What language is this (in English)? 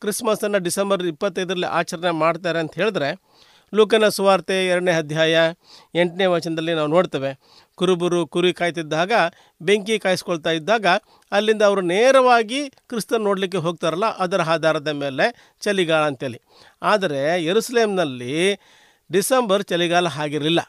Kannada